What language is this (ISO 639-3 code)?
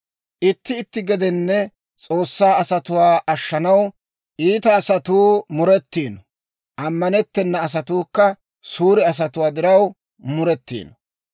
dwr